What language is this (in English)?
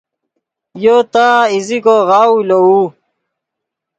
Yidgha